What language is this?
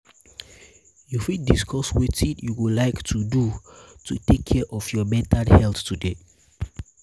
Nigerian Pidgin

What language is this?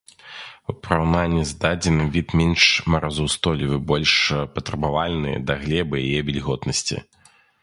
Belarusian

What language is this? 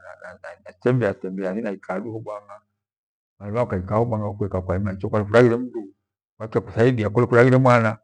Gweno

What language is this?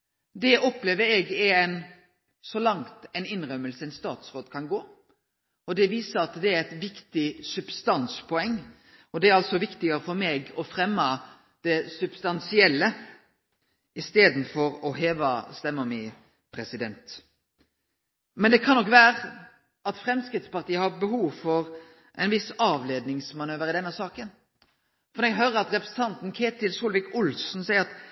Norwegian Nynorsk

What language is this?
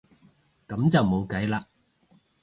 Cantonese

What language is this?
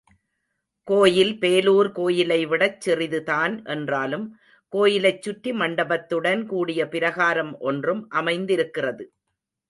Tamil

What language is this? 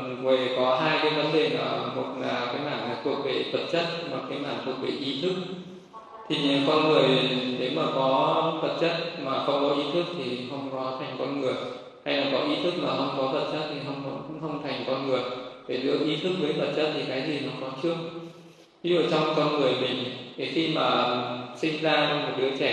Vietnamese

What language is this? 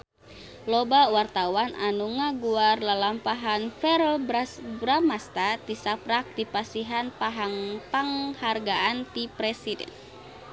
Sundanese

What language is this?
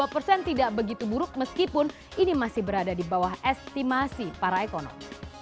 Indonesian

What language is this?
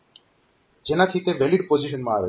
Gujarati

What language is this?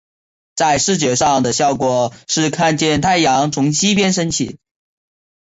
Chinese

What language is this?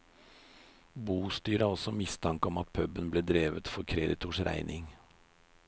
Norwegian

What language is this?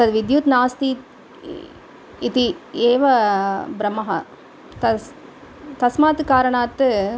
Sanskrit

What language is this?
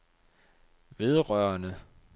Danish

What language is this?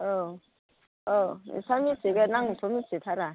Bodo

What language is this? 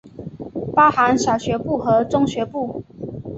Chinese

